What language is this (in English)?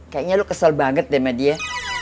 Indonesian